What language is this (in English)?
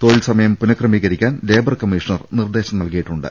Malayalam